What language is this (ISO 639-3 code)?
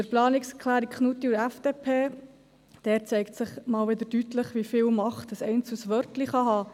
gsw